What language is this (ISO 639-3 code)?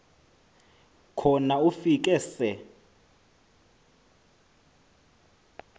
xho